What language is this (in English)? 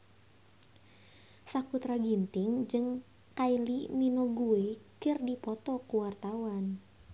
Sundanese